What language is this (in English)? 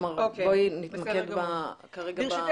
Hebrew